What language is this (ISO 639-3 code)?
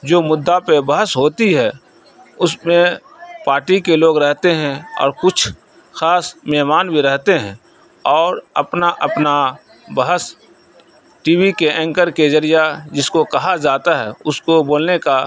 urd